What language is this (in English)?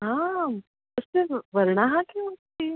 Sanskrit